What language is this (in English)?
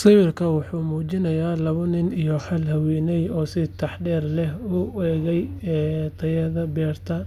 Somali